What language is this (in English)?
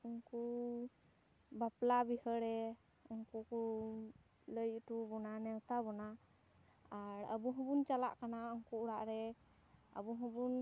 Santali